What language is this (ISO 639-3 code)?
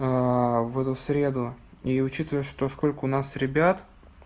rus